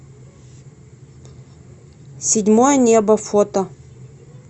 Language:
Russian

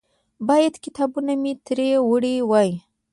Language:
Pashto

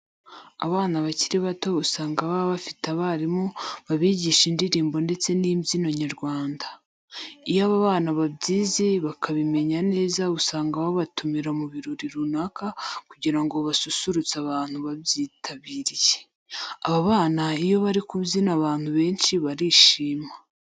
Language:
Kinyarwanda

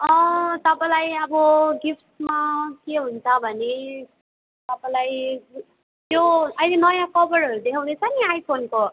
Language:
Nepali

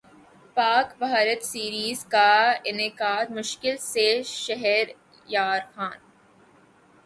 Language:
Urdu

